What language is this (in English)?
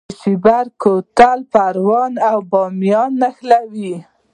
Pashto